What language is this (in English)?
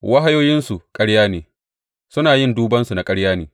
Hausa